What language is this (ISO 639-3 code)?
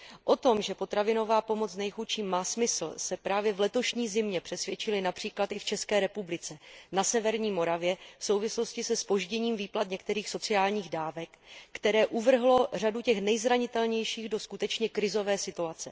ces